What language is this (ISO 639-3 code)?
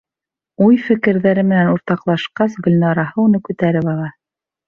bak